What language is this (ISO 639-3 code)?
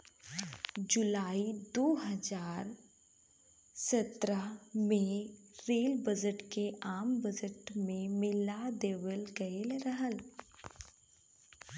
bho